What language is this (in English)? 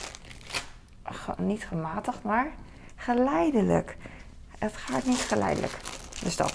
Dutch